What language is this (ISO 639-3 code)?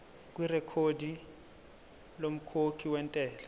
zul